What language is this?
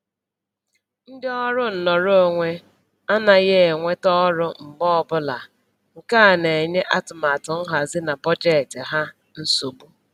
Igbo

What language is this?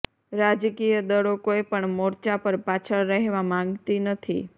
Gujarati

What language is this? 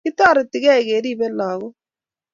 Kalenjin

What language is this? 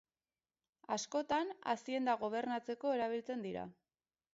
Basque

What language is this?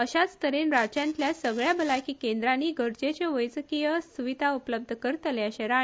Konkani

